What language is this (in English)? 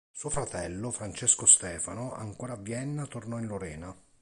Italian